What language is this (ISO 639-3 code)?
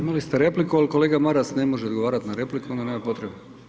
hrv